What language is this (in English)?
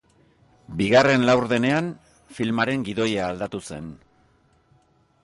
Basque